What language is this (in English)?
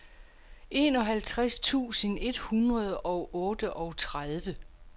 Danish